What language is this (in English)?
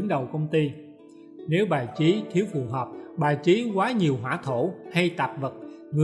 Vietnamese